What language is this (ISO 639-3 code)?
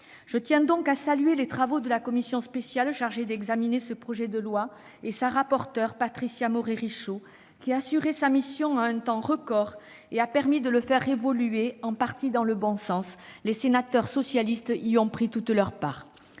fra